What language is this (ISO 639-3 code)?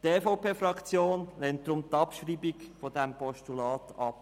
gsw